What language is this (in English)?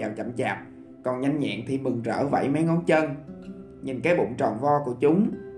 Vietnamese